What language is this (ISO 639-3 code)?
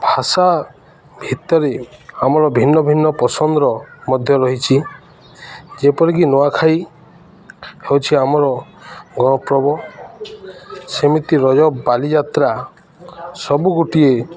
ori